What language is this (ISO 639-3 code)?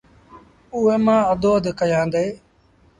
sbn